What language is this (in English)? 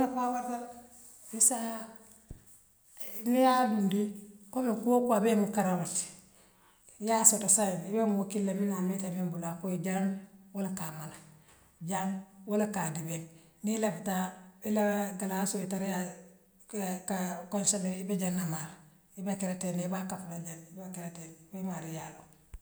Western Maninkakan